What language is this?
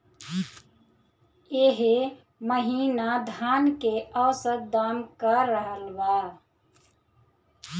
Bhojpuri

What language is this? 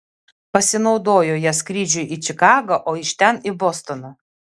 Lithuanian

